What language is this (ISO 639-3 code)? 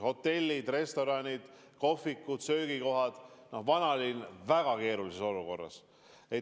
est